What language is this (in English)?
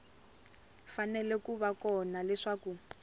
Tsonga